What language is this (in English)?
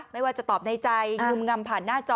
Thai